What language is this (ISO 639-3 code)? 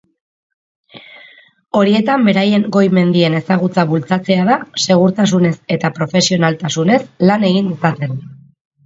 eus